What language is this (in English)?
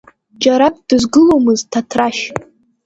Abkhazian